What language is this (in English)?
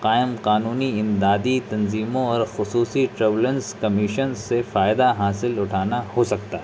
Urdu